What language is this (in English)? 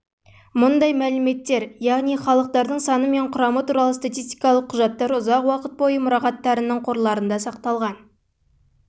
Kazakh